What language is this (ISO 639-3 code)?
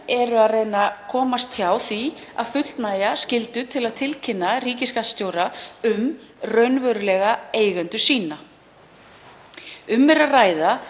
isl